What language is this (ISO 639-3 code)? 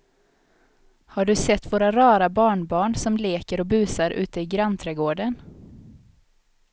swe